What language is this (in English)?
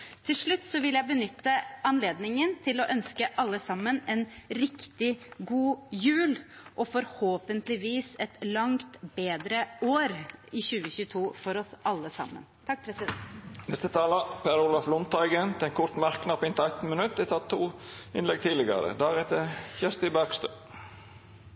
Norwegian